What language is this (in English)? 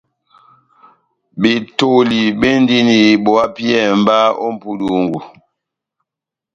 Batanga